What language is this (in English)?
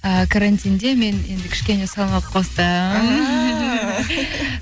Kazakh